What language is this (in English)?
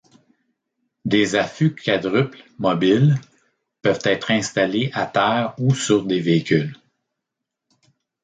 French